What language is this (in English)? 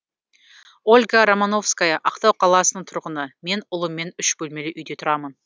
Kazakh